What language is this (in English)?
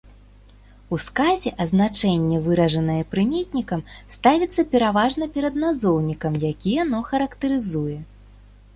Belarusian